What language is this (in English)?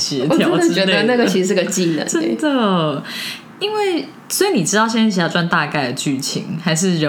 Chinese